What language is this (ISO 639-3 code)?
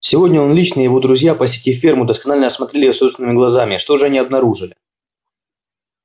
rus